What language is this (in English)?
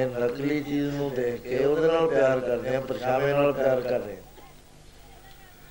Punjabi